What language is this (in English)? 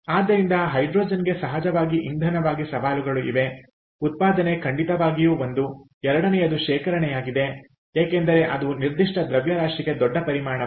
Kannada